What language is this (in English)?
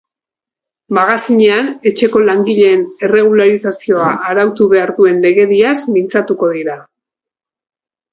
Basque